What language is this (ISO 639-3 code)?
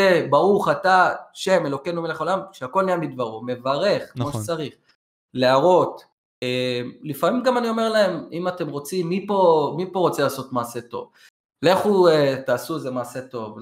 heb